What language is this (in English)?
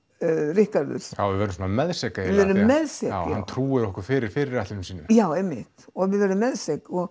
Icelandic